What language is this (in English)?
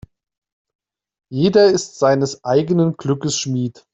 German